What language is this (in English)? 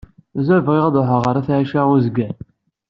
Kabyle